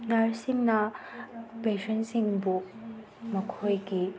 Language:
Manipuri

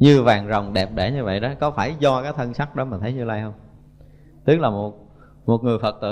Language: Vietnamese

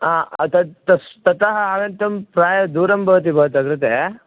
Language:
Sanskrit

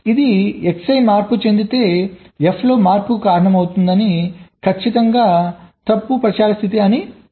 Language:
Telugu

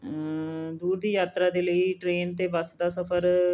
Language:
Punjabi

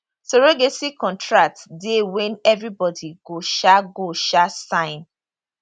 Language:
Nigerian Pidgin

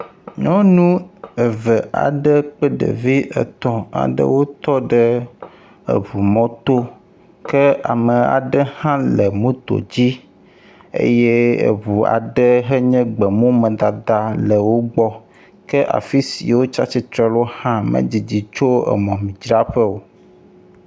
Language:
Ewe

